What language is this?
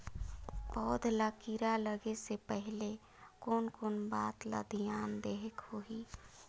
Chhattisgarhi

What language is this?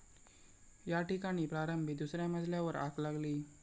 Marathi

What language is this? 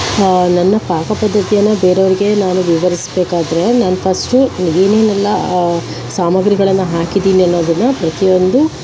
Kannada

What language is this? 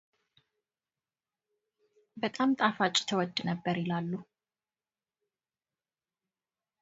Amharic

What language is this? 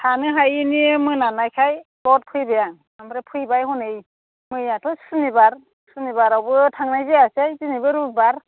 Bodo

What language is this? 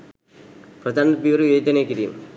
Sinhala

